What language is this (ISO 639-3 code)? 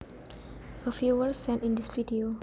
jav